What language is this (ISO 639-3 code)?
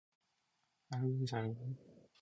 kor